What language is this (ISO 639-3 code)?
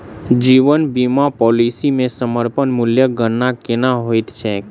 mai